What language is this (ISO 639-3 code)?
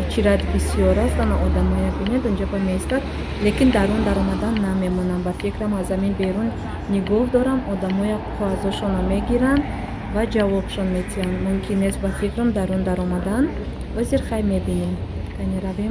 ron